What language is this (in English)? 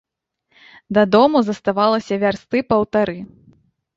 Belarusian